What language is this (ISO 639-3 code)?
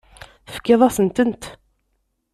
kab